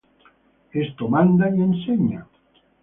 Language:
Spanish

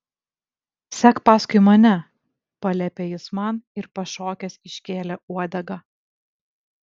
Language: Lithuanian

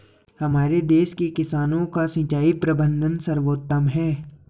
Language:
Hindi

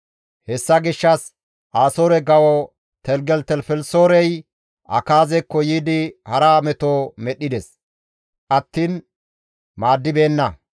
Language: Gamo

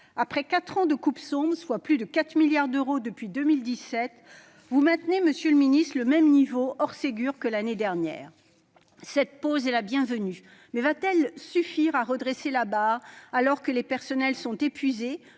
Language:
French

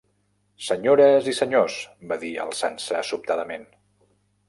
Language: Catalan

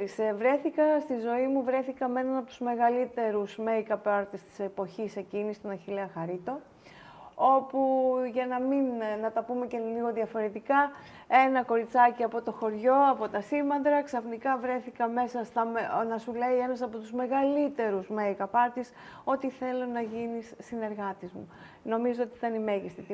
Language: Greek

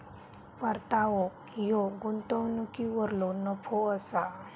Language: Marathi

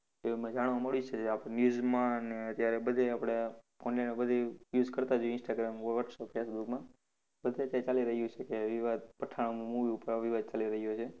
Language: Gujarati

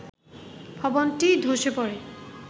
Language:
Bangla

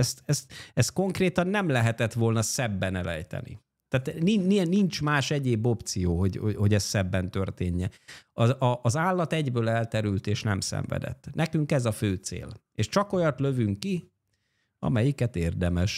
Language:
Hungarian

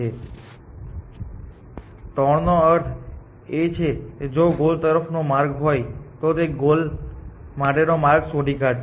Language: Gujarati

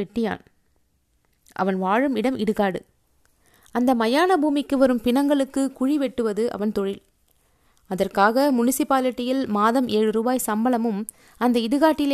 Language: Tamil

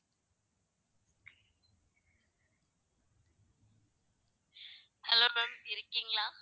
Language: Tamil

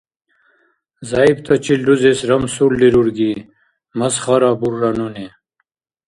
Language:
Dargwa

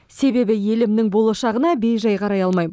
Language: Kazakh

